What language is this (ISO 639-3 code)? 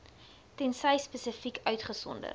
afr